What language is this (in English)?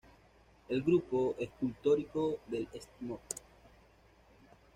Spanish